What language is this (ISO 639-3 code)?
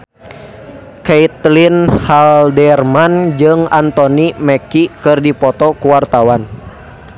sun